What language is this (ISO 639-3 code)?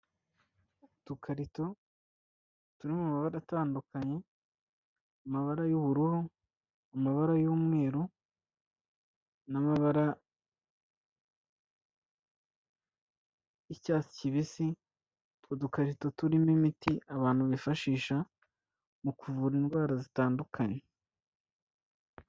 kin